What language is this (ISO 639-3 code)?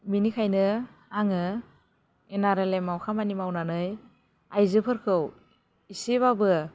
brx